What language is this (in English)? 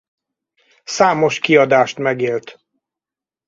Hungarian